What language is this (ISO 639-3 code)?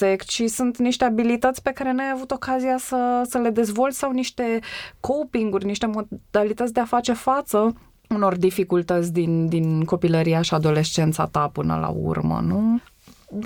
ron